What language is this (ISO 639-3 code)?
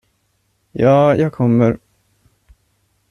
swe